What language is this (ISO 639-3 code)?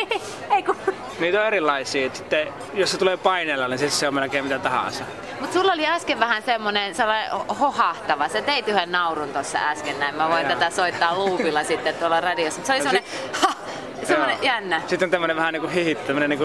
fin